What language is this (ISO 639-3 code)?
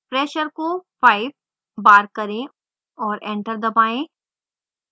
hin